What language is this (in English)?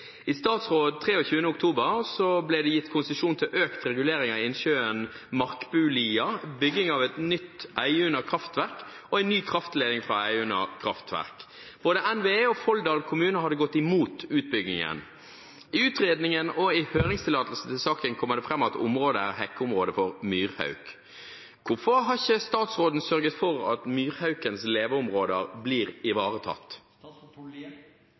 Norwegian Bokmål